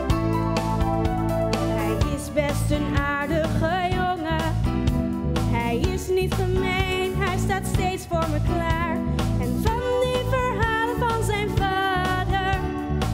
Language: Dutch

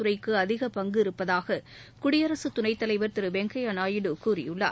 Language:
Tamil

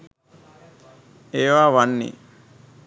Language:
Sinhala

